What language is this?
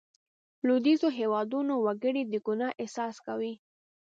Pashto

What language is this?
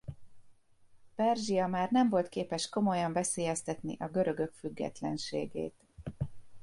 Hungarian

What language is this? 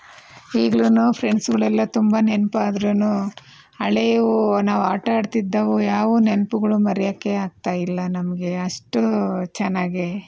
Kannada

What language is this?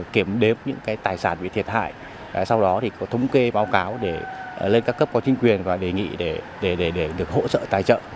Vietnamese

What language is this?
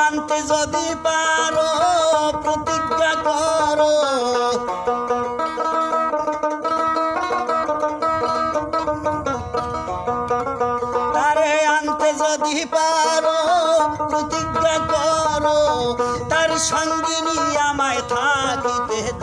Turkish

